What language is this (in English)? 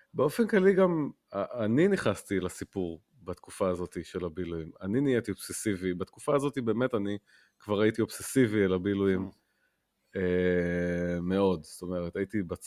Hebrew